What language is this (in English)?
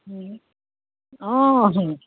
Assamese